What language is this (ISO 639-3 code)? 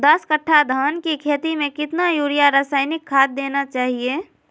mag